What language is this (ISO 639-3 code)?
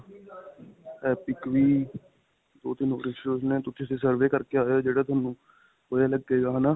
pan